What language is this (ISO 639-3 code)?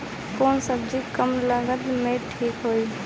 bho